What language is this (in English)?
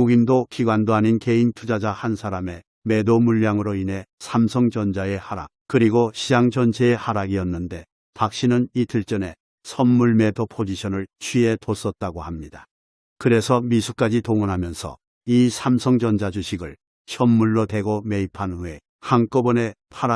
Korean